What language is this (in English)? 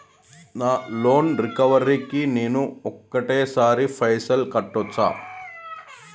Telugu